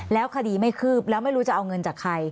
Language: Thai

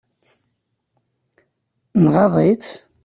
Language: Kabyle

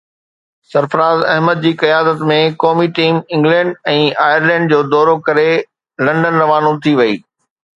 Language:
Sindhi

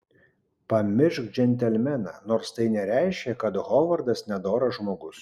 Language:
Lithuanian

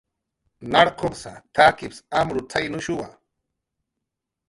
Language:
Jaqaru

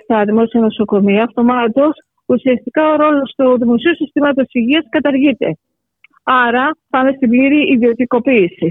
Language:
Greek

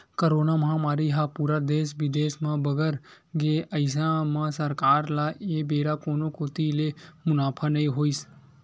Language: Chhattisgarhi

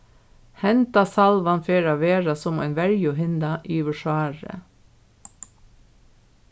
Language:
Faroese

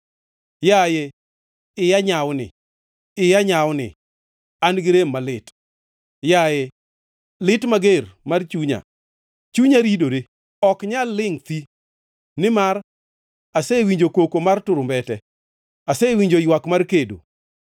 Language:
Luo (Kenya and Tanzania)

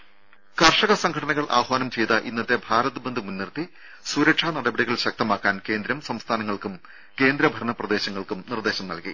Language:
Malayalam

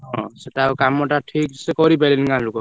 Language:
Odia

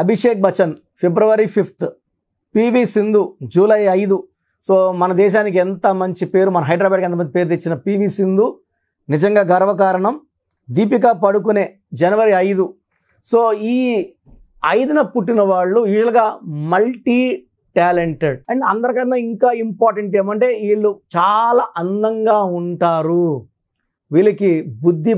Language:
Telugu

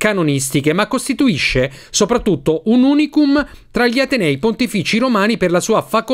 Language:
Italian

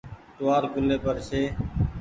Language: Goaria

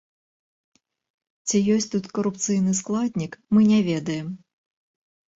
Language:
Belarusian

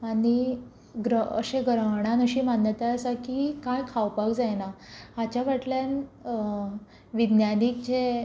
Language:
Konkani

